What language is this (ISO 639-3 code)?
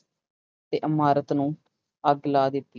pan